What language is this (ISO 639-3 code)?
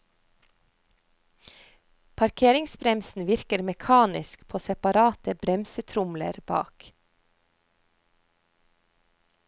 nor